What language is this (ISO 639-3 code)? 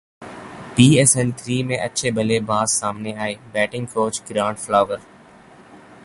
urd